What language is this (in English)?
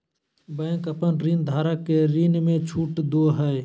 Magahi